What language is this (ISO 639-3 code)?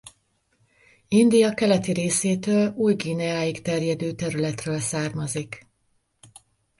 hun